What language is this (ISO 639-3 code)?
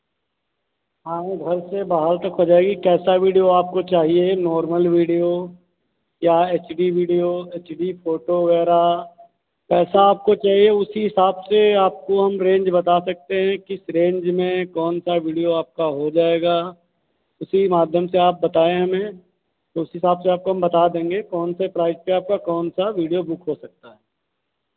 hin